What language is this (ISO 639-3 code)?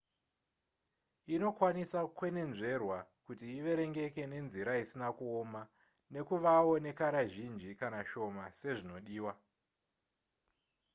sna